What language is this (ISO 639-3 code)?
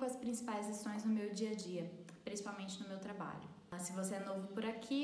por